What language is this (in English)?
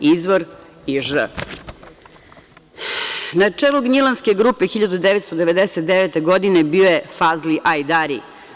Serbian